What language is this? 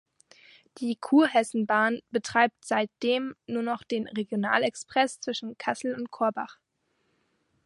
German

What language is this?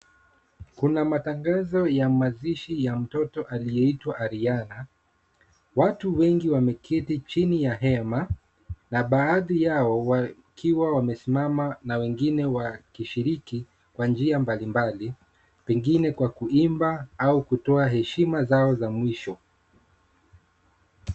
Swahili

